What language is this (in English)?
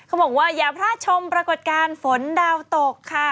Thai